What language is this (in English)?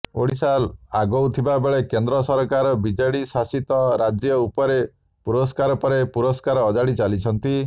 Odia